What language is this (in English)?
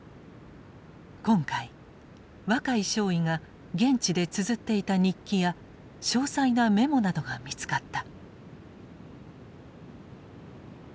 Japanese